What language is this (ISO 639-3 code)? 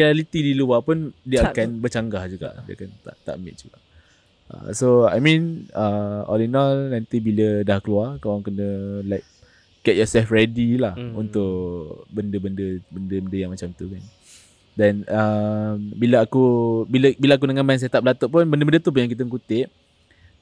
msa